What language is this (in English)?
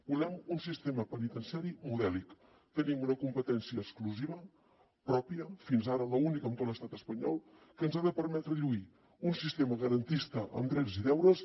Catalan